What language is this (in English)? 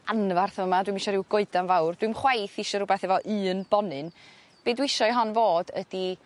Welsh